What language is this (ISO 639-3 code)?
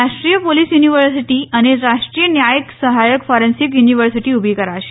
guj